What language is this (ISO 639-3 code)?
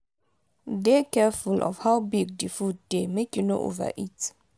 pcm